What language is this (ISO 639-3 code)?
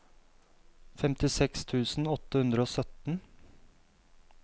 nor